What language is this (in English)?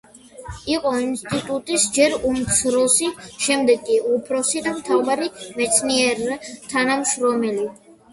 Georgian